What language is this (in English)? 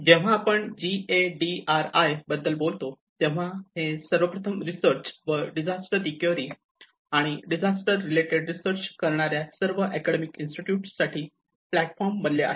Marathi